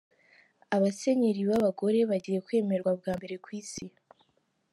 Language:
Kinyarwanda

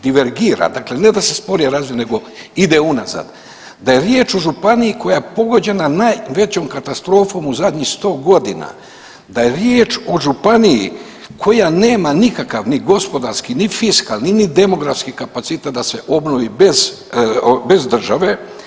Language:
Croatian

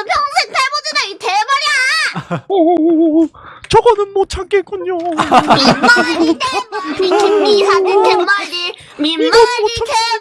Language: Korean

